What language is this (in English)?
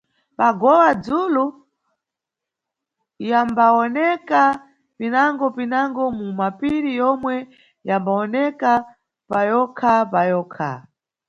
Nyungwe